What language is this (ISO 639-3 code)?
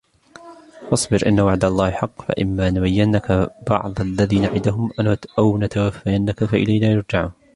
ara